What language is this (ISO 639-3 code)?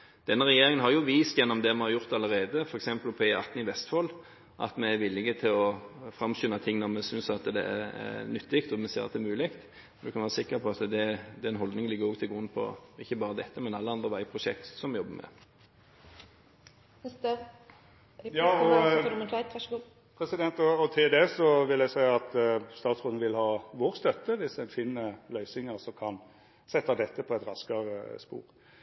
nor